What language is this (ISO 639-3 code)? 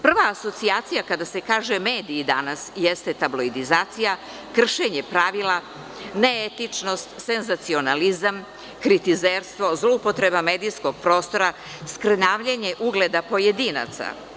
srp